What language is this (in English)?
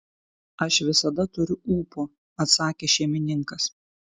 Lithuanian